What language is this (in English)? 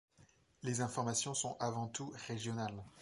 French